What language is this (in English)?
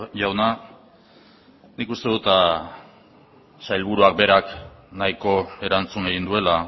Basque